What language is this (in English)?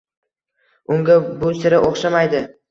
Uzbek